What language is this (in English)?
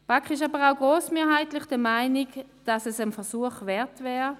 Swiss German